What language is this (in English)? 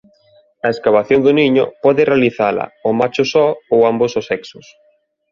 Galician